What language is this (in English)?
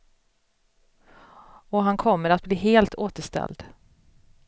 Swedish